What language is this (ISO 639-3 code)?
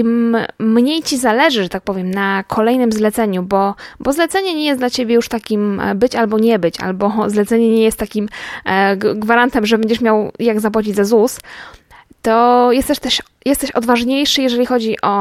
pol